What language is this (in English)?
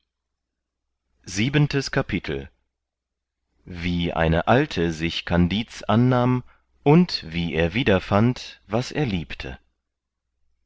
German